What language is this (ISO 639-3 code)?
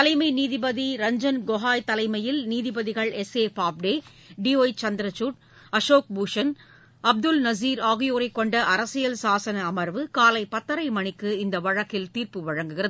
tam